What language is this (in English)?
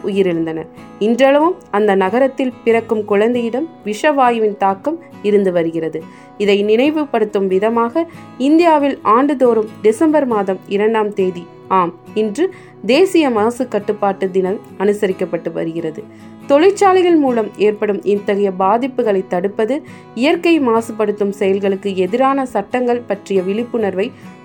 Tamil